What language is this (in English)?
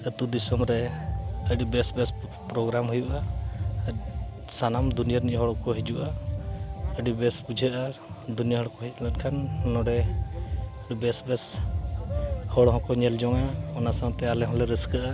Santali